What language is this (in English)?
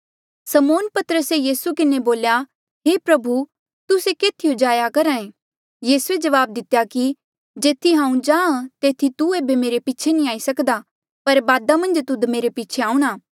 Mandeali